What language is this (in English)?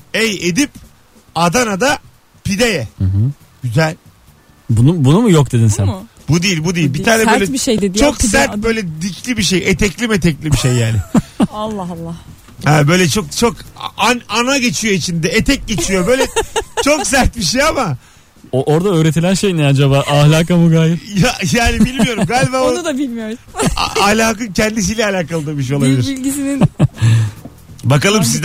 Turkish